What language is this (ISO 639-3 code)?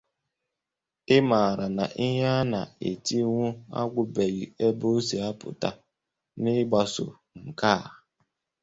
ibo